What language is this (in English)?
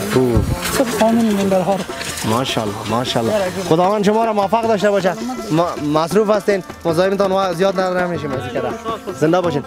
Persian